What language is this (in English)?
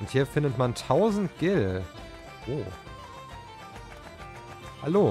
German